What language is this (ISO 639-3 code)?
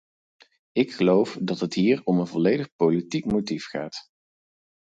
nld